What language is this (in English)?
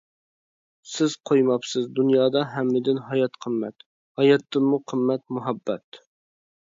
Uyghur